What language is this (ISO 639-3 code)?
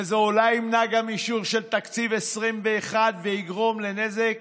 heb